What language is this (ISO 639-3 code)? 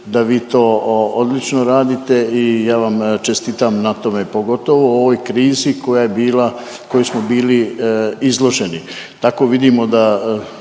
hrv